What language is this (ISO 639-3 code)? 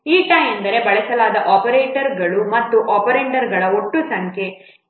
kan